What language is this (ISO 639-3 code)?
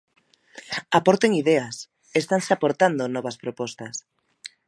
glg